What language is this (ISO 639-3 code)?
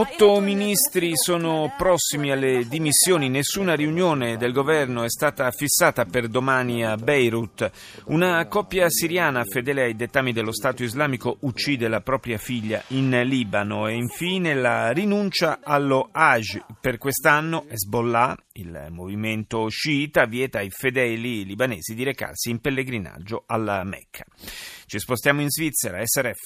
ita